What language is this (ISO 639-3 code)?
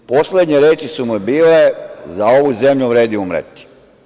srp